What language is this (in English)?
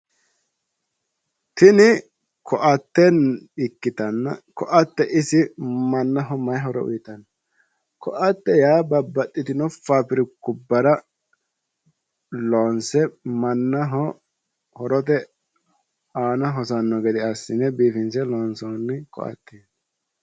Sidamo